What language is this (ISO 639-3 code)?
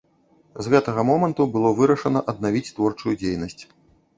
bel